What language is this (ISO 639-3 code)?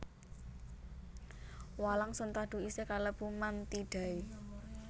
jav